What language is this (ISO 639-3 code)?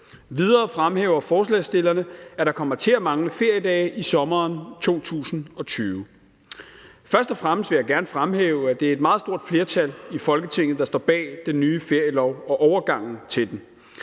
dan